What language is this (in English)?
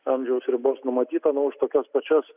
Lithuanian